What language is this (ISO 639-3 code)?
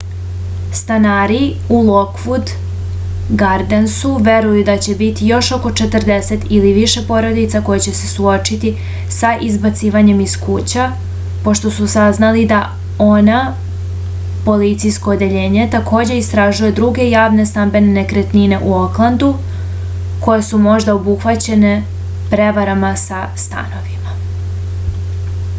srp